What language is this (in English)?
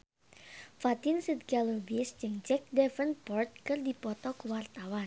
Sundanese